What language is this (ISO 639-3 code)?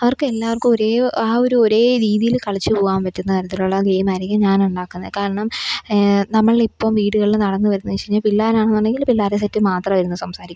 mal